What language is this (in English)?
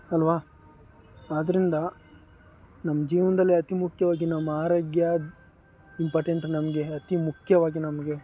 Kannada